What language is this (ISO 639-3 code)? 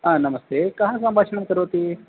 san